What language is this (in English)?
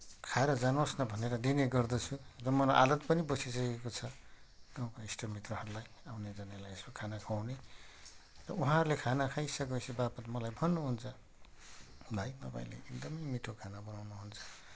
Nepali